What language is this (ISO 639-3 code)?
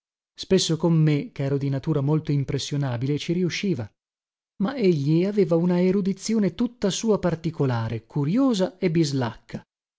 ita